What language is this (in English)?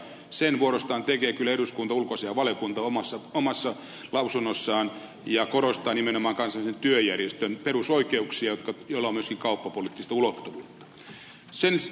Finnish